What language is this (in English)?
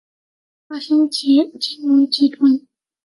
Chinese